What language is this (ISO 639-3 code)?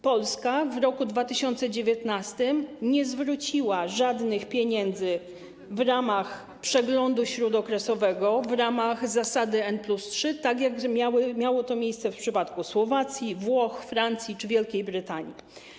pol